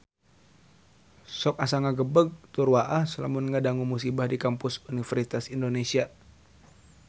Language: Sundanese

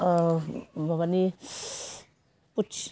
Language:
Bodo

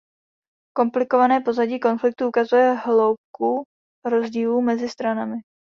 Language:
Czech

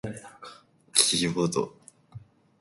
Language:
Japanese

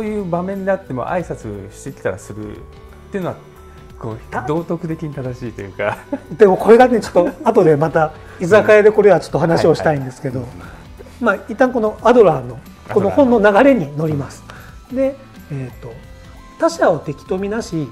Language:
Japanese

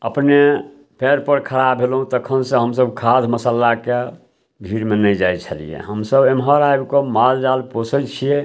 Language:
Maithili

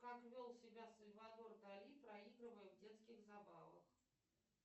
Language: Russian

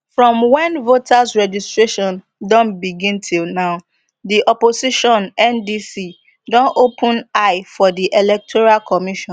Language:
Nigerian Pidgin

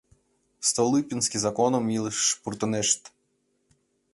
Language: Mari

